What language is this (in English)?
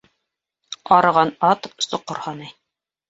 Bashkir